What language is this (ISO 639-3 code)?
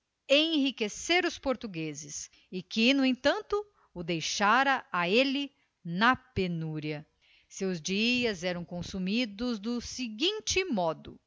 por